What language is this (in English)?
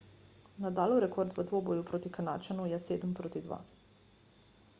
Slovenian